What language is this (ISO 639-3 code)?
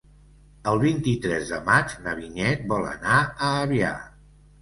cat